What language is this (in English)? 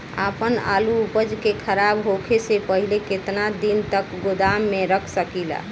Bhojpuri